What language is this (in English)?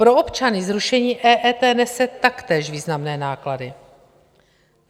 Czech